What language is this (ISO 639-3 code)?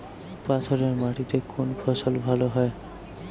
ben